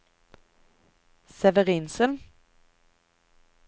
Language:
Norwegian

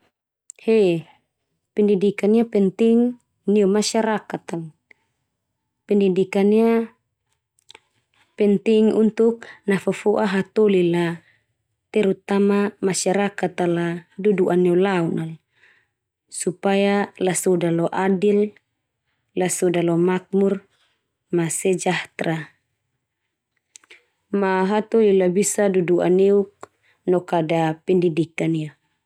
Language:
Termanu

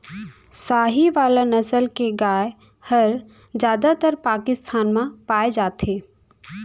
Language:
Chhattisgarhi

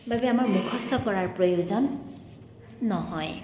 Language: Assamese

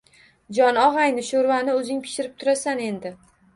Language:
Uzbek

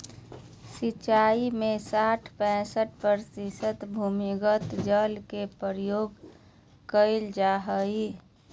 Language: Magahi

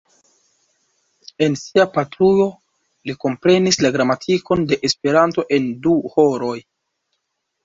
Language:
Esperanto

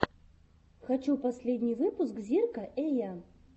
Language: Russian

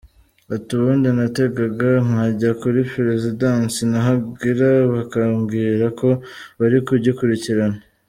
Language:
Kinyarwanda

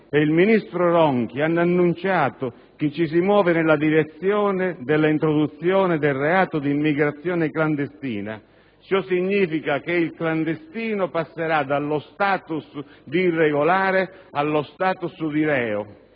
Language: Italian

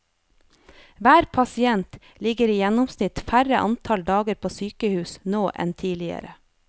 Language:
Norwegian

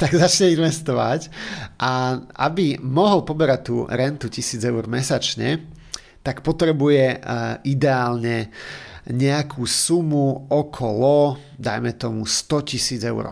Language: Slovak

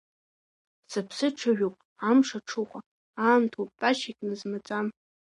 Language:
Abkhazian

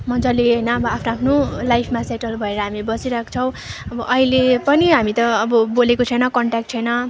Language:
Nepali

